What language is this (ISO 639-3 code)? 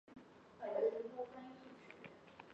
zho